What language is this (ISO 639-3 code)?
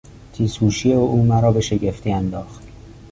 fas